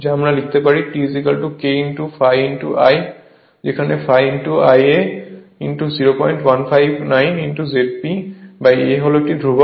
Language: Bangla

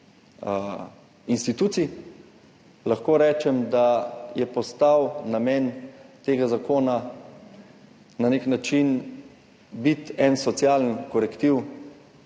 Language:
Slovenian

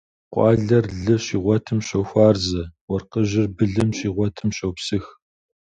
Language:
Kabardian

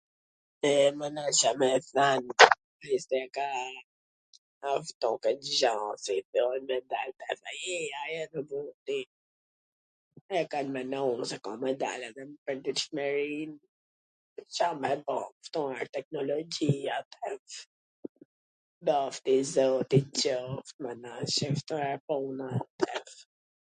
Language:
Gheg Albanian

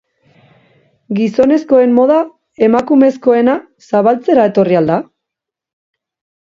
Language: Basque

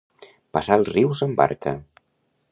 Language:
Catalan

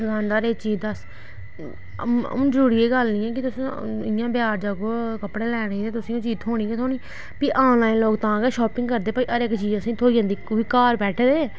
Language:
Dogri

